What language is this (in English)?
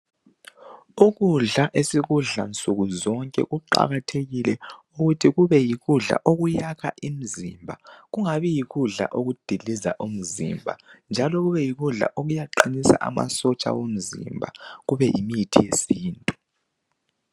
North Ndebele